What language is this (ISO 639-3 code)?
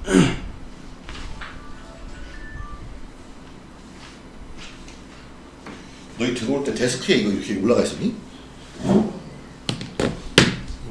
kor